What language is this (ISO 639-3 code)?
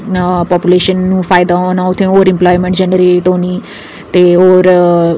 doi